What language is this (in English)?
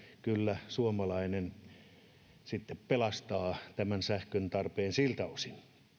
Finnish